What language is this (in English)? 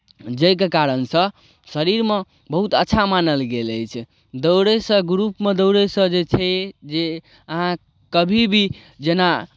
Maithili